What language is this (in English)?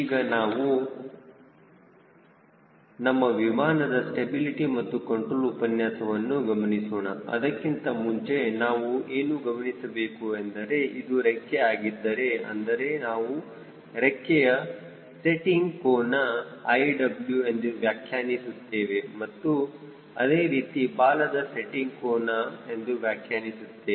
Kannada